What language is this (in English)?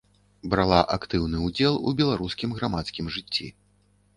Belarusian